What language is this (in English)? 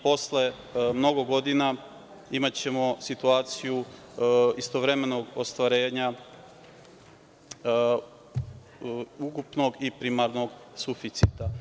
Serbian